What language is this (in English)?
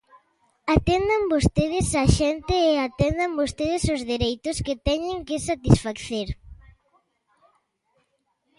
Galician